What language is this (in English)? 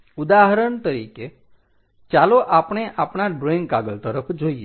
Gujarati